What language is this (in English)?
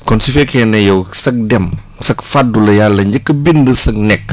Wolof